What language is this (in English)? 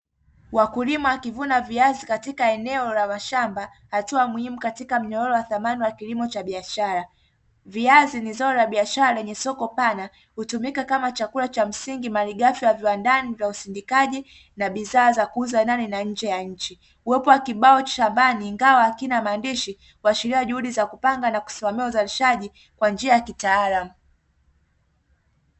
Swahili